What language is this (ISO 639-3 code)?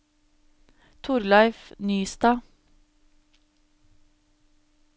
nor